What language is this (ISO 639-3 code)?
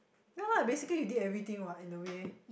eng